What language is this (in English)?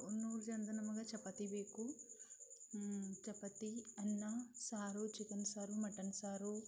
Kannada